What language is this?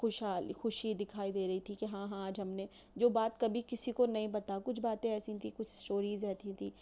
Urdu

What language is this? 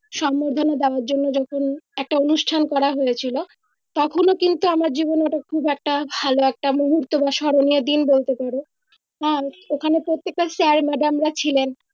Bangla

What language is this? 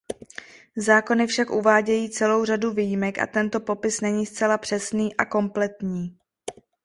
Czech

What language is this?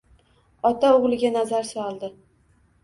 Uzbek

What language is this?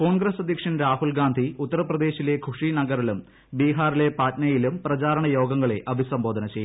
Malayalam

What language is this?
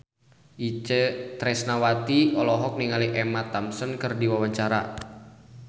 Sundanese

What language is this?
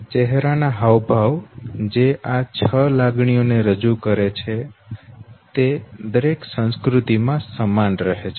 Gujarati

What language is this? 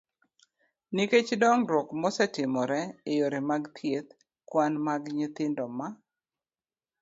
Luo (Kenya and Tanzania)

